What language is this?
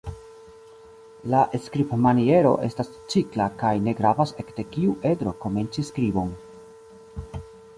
Esperanto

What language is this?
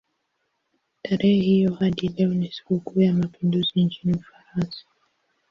Swahili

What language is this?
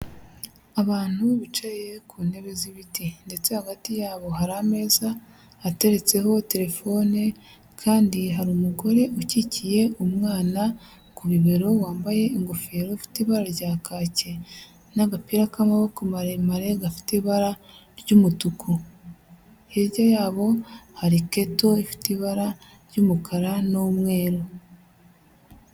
Kinyarwanda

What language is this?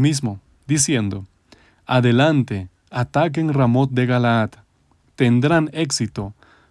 Spanish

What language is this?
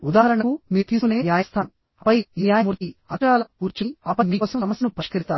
Telugu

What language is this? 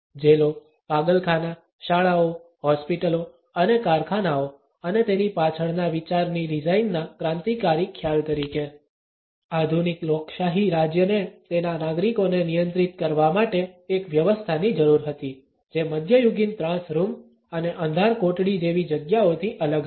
Gujarati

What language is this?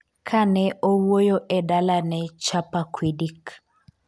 Luo (Kenya and Tanzania)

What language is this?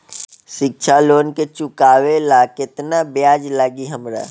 Bhojpuri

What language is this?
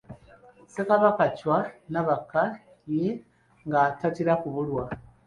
Ganda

